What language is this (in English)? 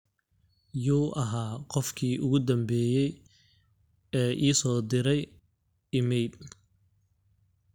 Somali